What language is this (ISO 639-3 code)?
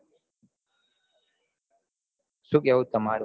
guj